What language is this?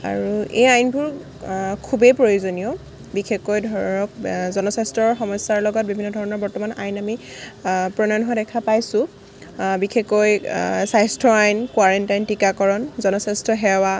Assamese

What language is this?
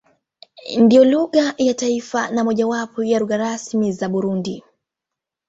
Swahili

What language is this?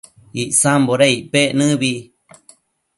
Matsés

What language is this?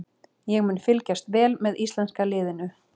Icelandic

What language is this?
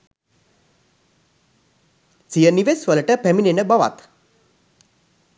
Sinhala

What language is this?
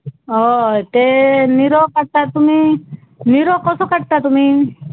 Konkani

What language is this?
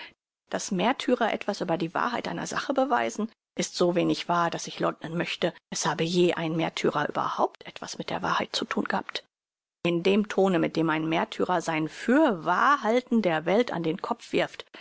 German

